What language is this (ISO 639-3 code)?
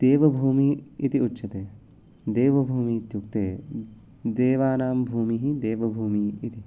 san